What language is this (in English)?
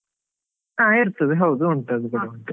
Kannada